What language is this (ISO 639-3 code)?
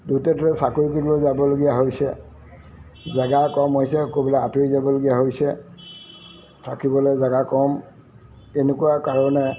asm